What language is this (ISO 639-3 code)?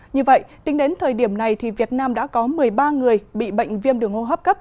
vie